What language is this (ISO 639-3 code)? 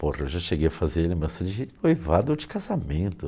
por